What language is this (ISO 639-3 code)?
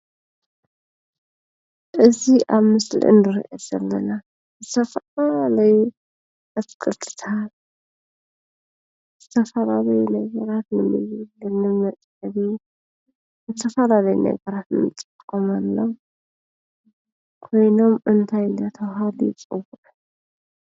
tir